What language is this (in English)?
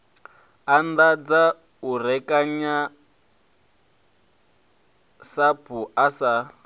Venda